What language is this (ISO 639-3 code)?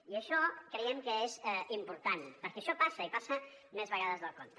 cat